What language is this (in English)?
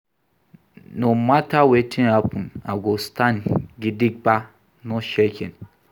Nigerian Pidgin